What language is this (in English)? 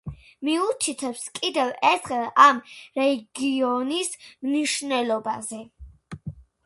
Georgian